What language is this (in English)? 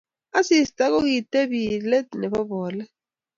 Kalenjin